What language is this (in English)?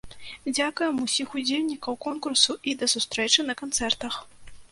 Belarusian